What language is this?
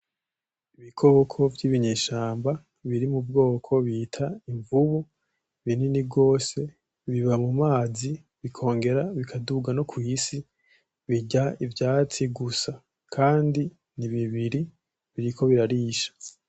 Rundi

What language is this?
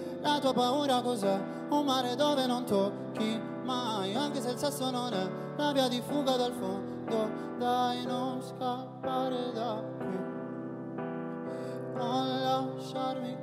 Italian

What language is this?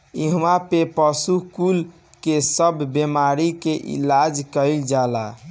Bhojpuri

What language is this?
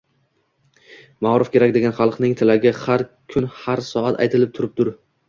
Uzbek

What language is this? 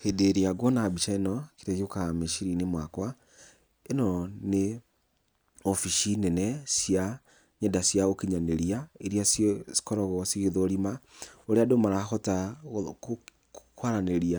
Kikuyu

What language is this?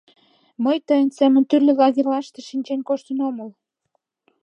Mari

